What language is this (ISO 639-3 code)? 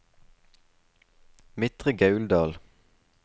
nor